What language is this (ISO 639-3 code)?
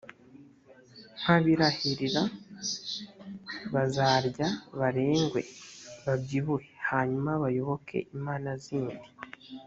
kin